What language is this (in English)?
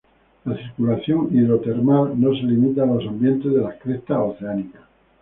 Spanish